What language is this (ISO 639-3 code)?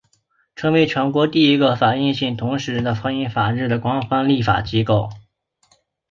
zho